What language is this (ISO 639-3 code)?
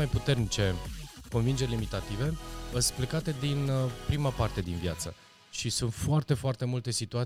ron